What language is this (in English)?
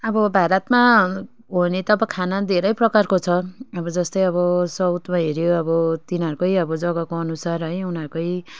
Nepali